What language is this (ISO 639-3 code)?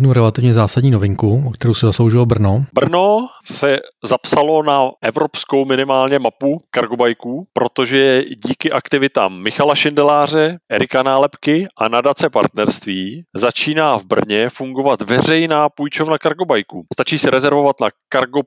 ces